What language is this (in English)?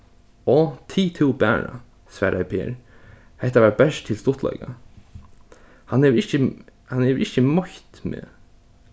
Faroese